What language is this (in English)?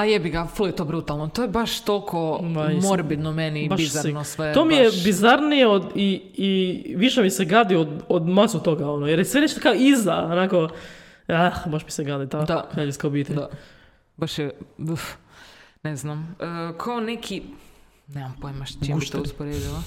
Croatian